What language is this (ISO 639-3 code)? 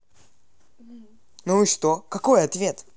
rus